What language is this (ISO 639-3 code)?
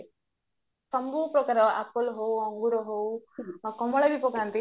ori